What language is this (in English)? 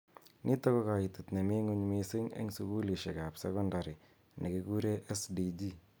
Kalenjin